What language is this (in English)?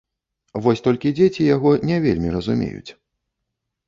Belarusian